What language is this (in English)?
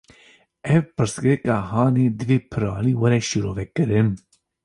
Kurdish